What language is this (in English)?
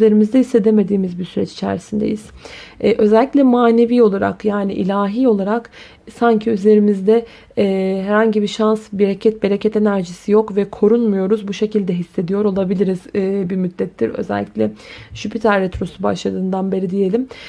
Turkish